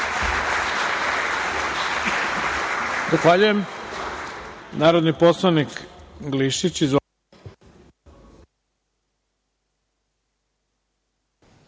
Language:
Serbian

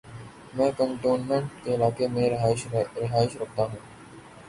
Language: Urdu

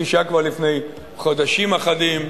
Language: Hebrew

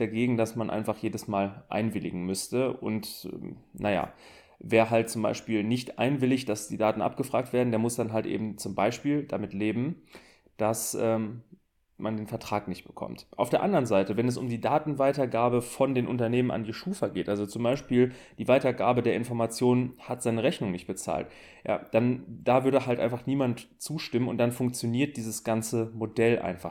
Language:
German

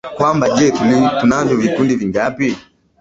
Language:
Swahili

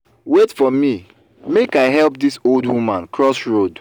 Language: Nigerian Pidgin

